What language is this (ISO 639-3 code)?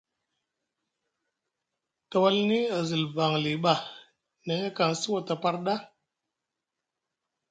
mug